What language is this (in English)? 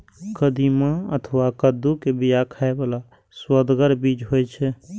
Maithili